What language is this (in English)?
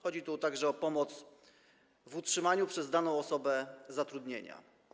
Polish